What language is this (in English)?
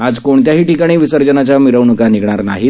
Marathi